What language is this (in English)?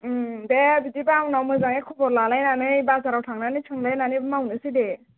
Bodo